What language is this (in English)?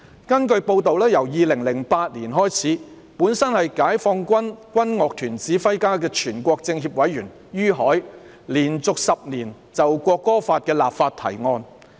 Cantonese